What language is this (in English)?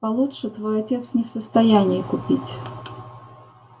Russian